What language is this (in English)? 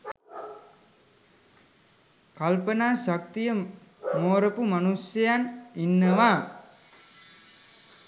Sinhala